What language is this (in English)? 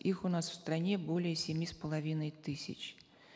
Kazakh